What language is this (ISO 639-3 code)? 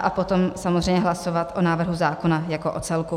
ces